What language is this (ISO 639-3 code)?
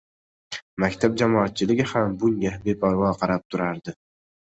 uzb